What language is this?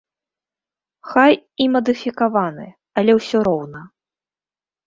Belarusian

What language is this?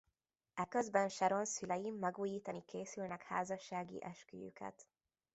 Hungarian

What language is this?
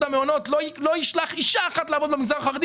Hebrew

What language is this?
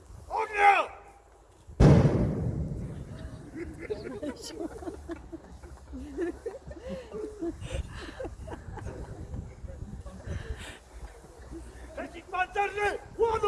Polish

